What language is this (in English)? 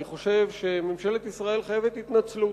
Hebrew